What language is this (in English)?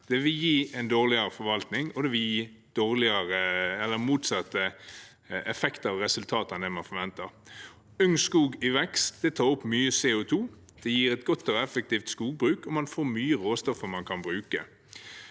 Norwegian